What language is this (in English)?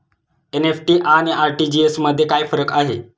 Marathi